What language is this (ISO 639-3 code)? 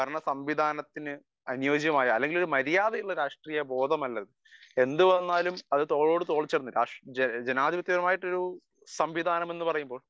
mal